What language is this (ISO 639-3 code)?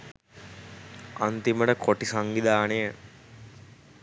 sin